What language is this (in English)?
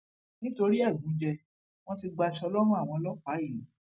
Yoruba